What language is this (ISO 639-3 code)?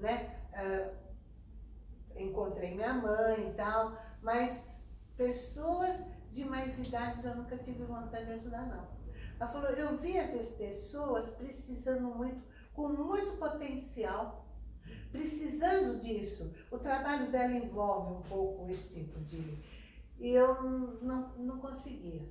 por